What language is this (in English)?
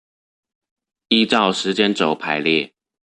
Chinese